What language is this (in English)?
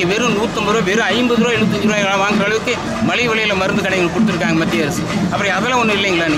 Arabic